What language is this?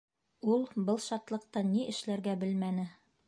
Bashkir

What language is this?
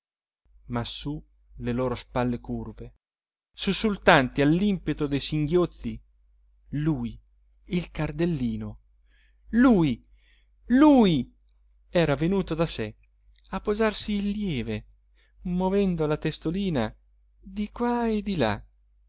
Italian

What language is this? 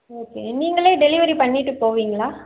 Tamil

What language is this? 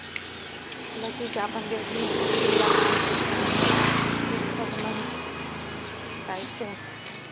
Maithili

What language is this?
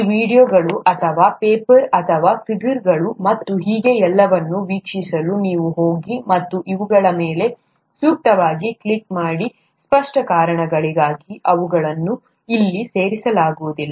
Kannada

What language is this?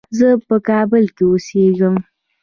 Pashto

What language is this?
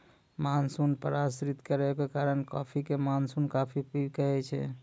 Maithili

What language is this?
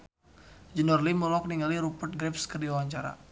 Sundanese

